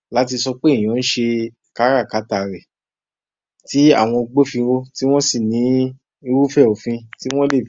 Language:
Yoruba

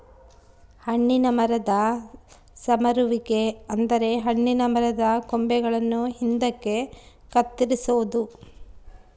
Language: Kannada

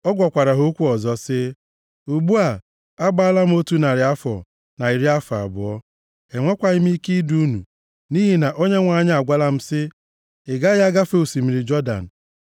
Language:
Igbo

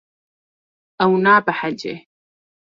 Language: Kurdish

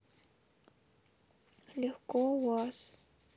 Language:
Russian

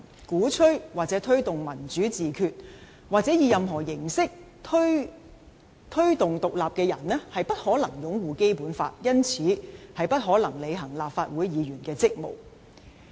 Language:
Cantonese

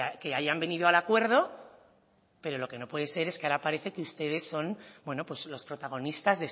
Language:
Spanish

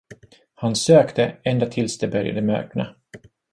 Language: Swedish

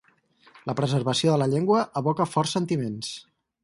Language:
Catalan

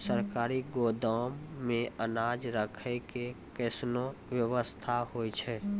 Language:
Maithili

